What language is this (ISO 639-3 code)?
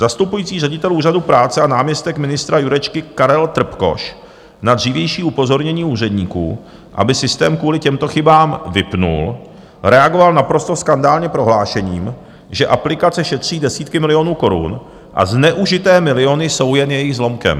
ces